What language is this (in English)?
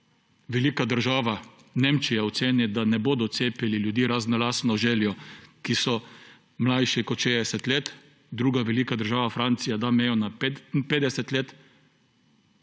Slovenian